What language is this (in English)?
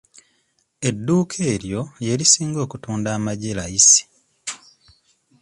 Ganda